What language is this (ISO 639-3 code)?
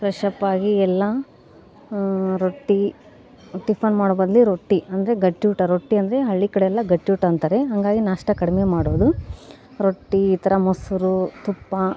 kan